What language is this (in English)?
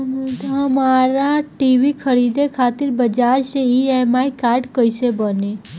Bhojpuri